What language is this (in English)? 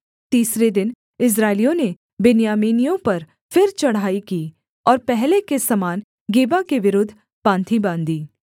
Hindi